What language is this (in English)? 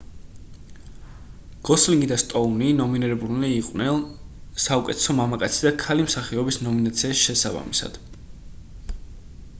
Georgian